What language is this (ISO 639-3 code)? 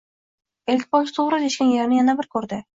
uzb